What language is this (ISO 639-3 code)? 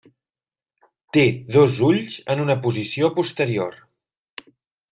cat